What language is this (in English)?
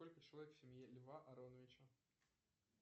Russian